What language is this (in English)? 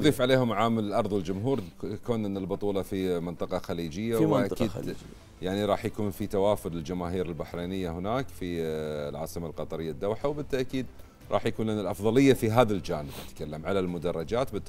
Arabic